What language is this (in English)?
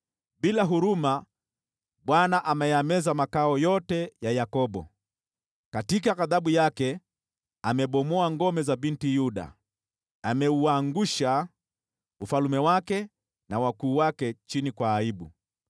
Swahili